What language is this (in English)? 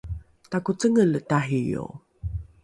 Rukai